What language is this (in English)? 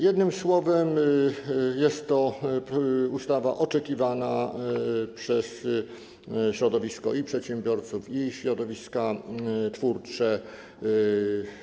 Polish